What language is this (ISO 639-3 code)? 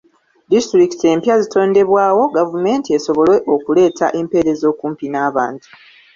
lug